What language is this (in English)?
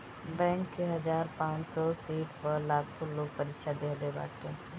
Bhojpuri